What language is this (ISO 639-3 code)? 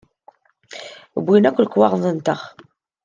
kab